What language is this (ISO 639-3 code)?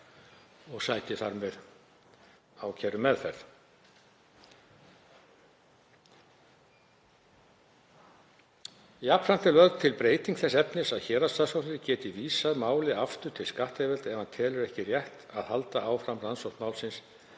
isl